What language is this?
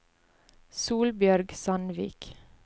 Norwegian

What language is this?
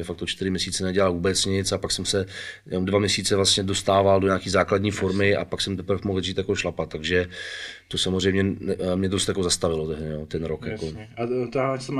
Czech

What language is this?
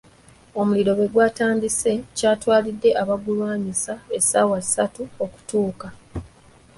Ganda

